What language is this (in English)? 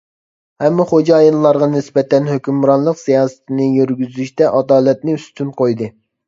Uyghur